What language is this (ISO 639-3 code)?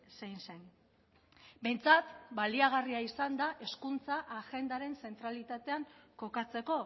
eus